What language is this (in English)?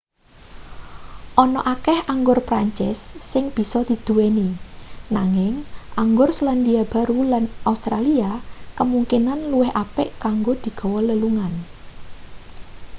Javanese